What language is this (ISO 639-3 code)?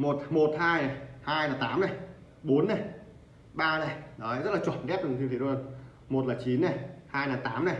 vie